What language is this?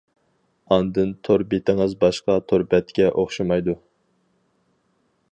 Uyghur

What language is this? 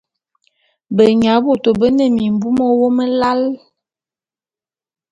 Bulu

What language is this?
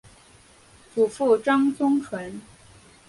Chinese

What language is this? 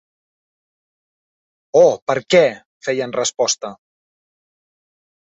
Catalan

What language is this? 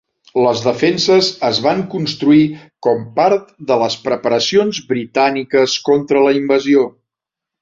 Catalan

